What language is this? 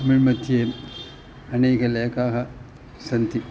Sanskrit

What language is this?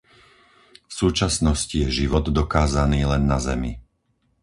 Slovak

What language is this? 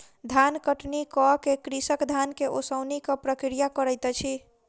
Maithili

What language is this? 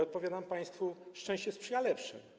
Polish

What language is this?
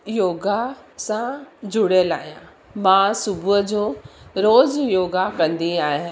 Sindhi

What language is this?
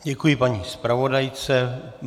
Czech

